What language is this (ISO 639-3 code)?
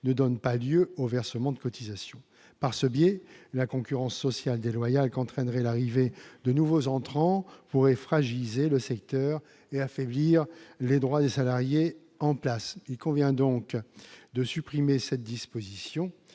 fra